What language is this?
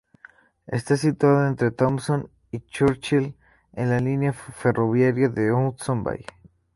Spanish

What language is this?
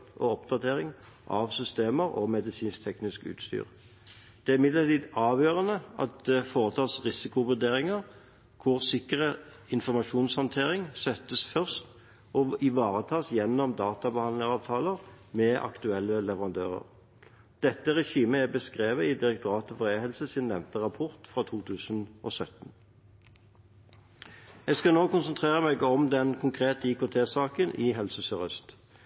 Norwegian Bokmål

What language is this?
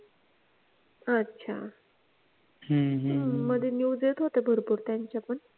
Marathi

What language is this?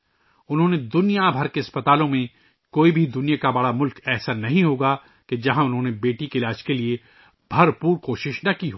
Urdu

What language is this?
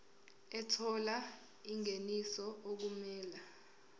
Zulu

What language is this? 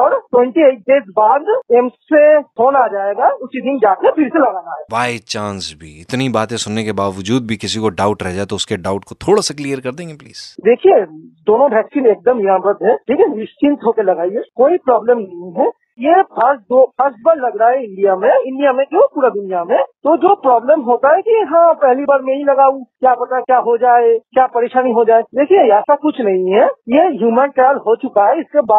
Hindi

